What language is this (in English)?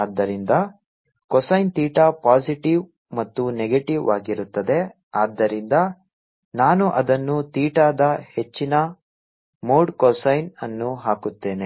Kannada